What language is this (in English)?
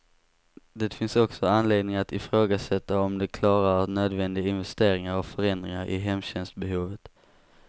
Swedish